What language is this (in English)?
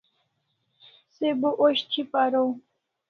Kalasha